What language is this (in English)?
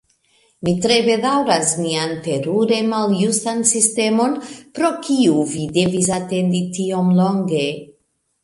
Esperanto